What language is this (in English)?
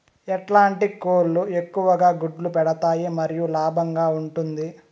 Telugu